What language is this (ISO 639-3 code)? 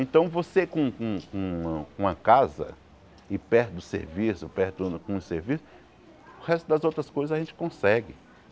por